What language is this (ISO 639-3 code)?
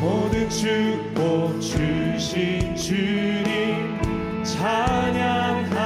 kor